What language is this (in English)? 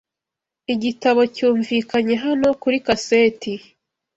Kinyarwanda